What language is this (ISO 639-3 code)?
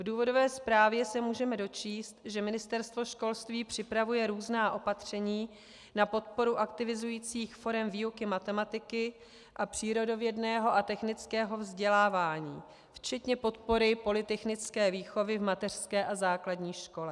ces